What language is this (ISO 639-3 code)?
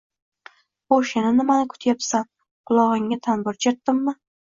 uzb